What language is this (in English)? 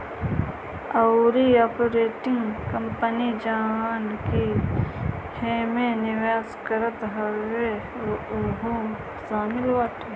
Bhojpuri